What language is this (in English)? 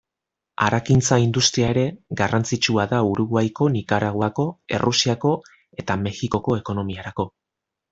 Basque